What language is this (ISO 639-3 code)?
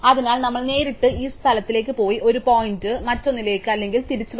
mal